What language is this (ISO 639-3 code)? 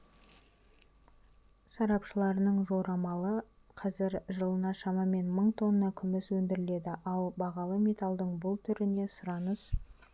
kaz